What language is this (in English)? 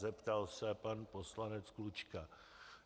Czech